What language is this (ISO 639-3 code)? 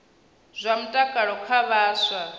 ven